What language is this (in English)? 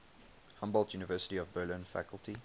English